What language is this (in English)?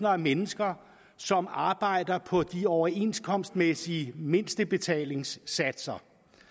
Danish